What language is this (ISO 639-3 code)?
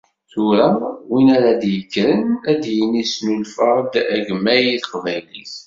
kab